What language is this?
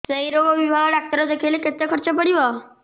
Odia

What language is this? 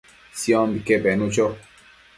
Matsés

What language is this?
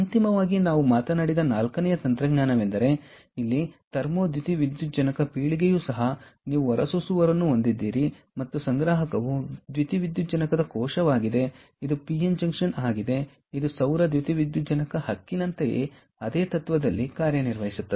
Kannada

